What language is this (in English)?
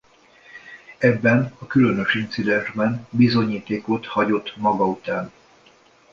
Hungarian